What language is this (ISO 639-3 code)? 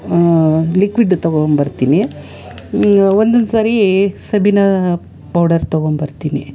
kan